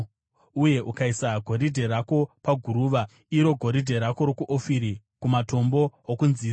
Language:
Shona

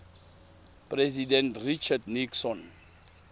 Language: Tswana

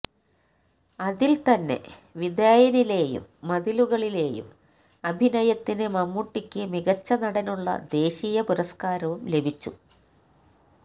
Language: Malayalam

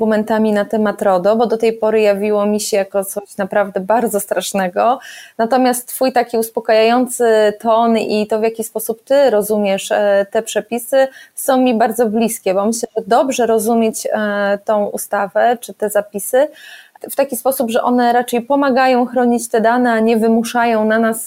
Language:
Polish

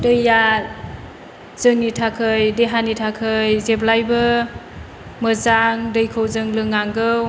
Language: Bodo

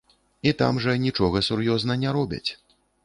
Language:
Belarusian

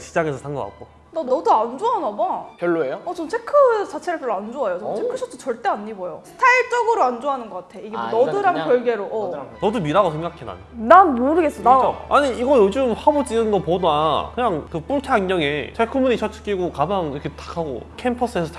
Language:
Korean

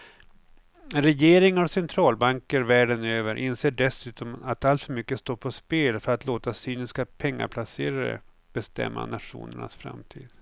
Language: Swedish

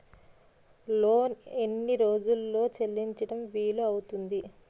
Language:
Telugu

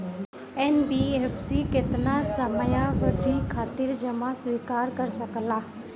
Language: Bhojpuri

